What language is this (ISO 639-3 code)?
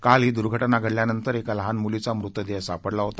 mar